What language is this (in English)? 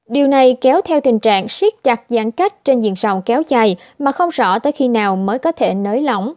Vietnamese